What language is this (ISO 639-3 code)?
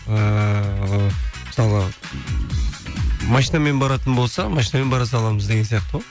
kaz